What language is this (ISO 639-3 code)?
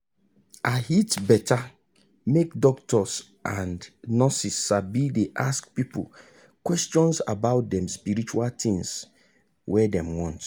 pcm